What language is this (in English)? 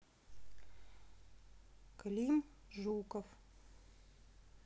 Russian